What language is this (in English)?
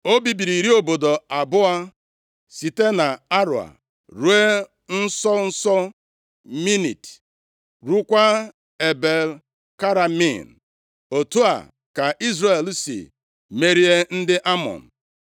Igbo